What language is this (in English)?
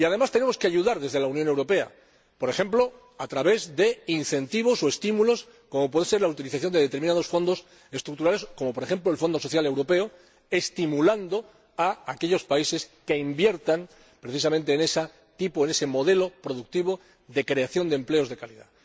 Spanish